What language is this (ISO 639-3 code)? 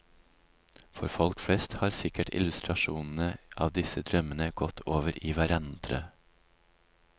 nor